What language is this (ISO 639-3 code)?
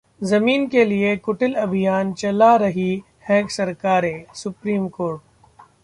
hin